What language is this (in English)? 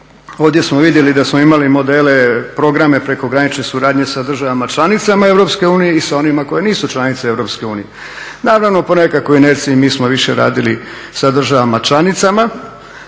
Croatian